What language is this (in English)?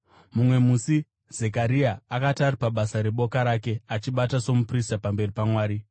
Shona